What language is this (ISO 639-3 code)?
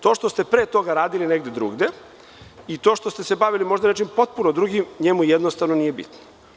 srp